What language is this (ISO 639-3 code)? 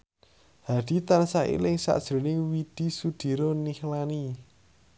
jav